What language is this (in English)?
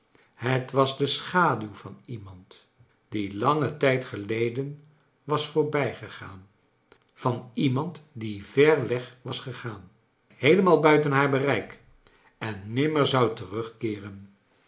Dutch